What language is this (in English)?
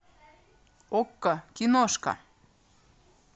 Russian